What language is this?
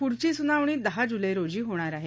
Marathi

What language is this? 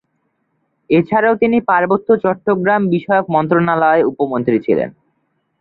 Bangla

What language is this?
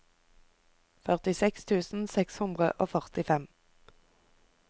Norwegian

